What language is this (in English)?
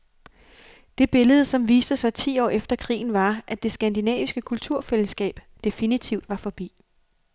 Danish